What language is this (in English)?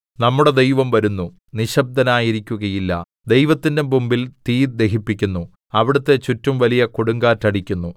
Malayalam